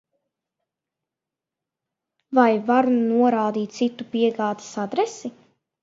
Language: Latvian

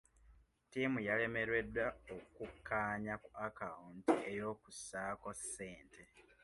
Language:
Ganda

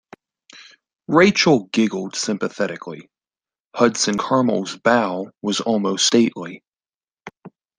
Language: English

